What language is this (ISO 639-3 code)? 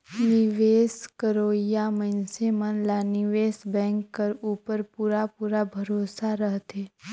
hne